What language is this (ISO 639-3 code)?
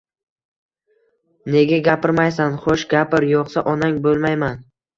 uzb